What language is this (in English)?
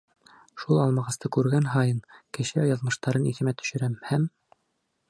Bashkir